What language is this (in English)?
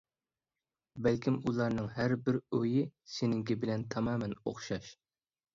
Uyghur